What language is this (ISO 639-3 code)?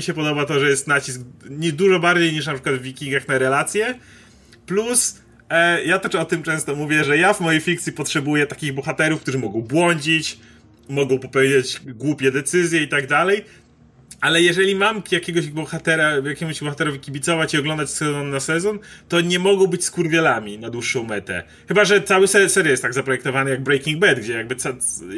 pol